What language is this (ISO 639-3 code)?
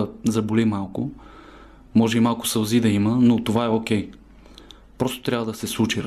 bul